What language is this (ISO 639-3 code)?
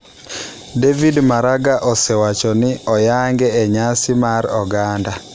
luo